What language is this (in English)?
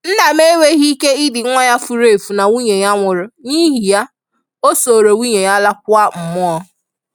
Igbo